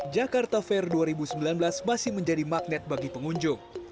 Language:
Indonesian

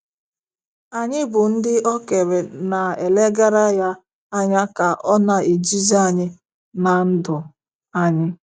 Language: Igbo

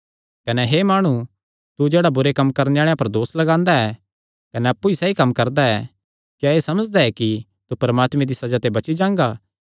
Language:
Kangri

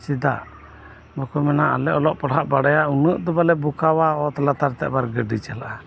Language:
Santali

